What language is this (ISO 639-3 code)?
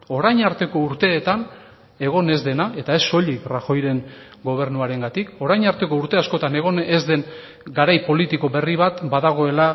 eus